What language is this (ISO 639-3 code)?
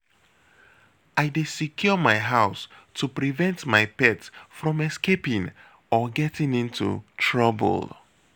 pcm